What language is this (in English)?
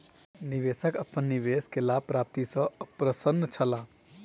Maithili